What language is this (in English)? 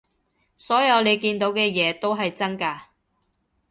Cantonese